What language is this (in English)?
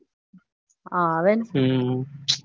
Gujarati